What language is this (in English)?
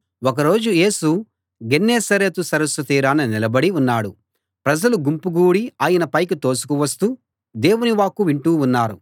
Telugu